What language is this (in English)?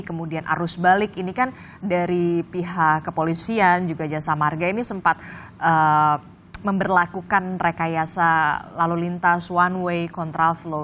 Indonesian